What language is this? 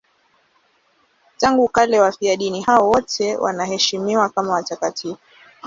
Swahili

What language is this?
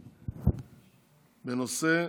Hebrew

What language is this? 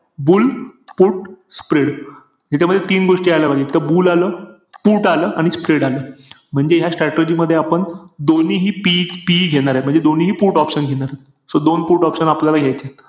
Marathi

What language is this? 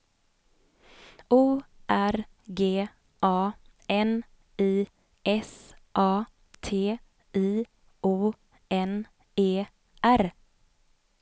Swedish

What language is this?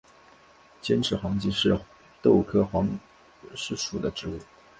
Chinese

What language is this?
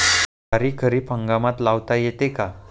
Marathi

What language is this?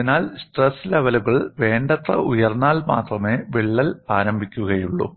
Malayalam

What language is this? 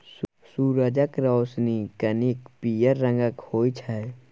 Maithili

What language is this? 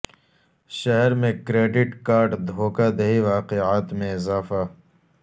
Urdu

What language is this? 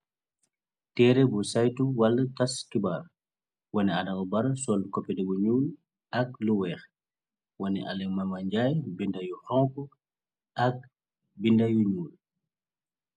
Wolof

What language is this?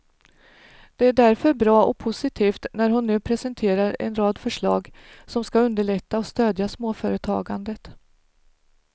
Swedish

